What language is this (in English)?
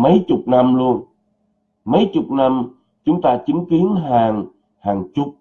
Vietnamese